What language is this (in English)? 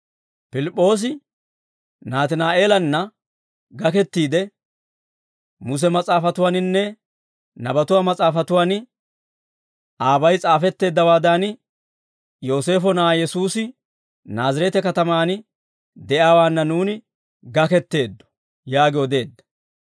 Dawro